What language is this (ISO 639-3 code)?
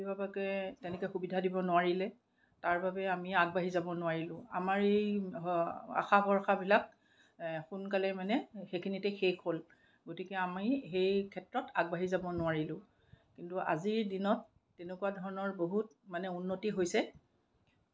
asm